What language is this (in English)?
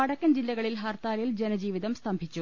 Malayalam